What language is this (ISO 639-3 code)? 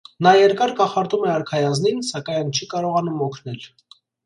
hye